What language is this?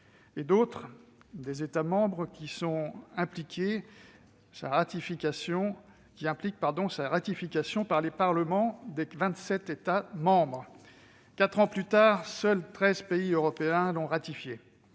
French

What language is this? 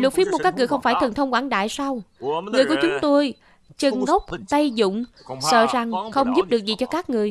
Vietnamese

